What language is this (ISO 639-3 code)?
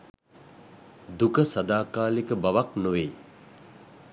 sin